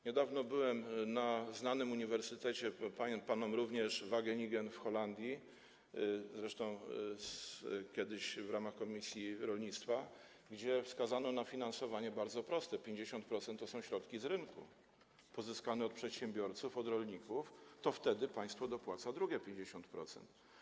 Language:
Polish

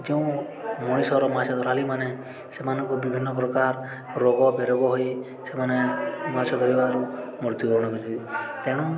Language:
Odia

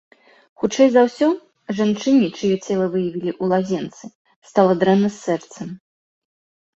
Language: Belarusian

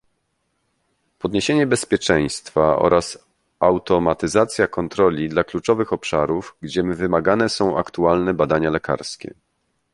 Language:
Polish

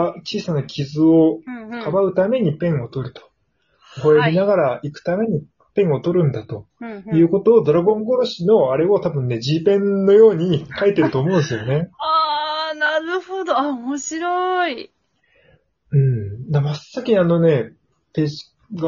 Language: Japanese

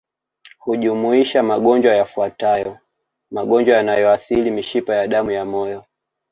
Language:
Swahili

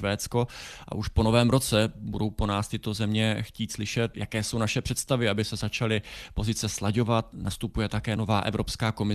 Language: Czech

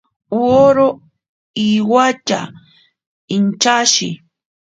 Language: Ashéninka Perené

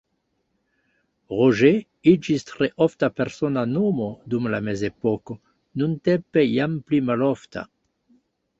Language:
Esperanto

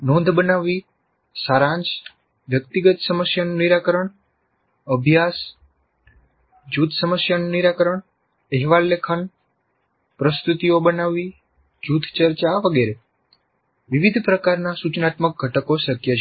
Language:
Gujarati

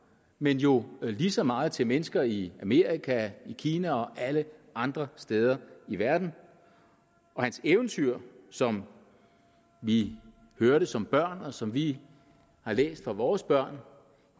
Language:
Danish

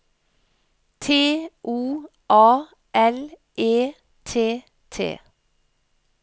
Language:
Norwegian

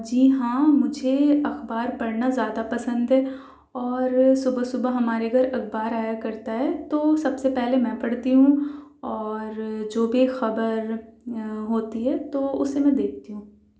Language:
Urdu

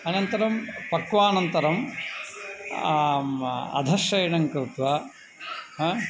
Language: Sanskrit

